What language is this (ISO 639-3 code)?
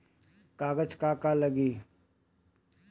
bho